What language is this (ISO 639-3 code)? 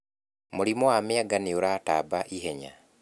kik